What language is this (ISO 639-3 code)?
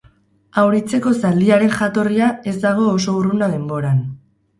eus